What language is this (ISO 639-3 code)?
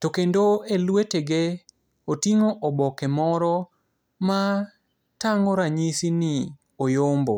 luo